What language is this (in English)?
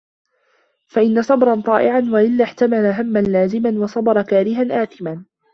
Arabic